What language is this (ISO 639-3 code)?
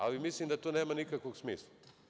srp